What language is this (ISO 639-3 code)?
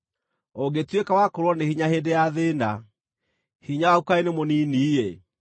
kik